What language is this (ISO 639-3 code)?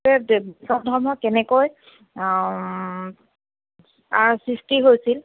asm